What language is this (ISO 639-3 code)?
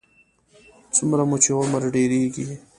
pus